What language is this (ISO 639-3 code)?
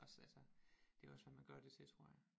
dan